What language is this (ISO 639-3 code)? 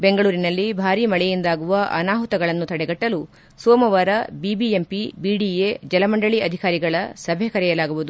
kan